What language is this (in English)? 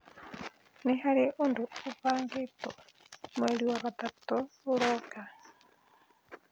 Kikuyu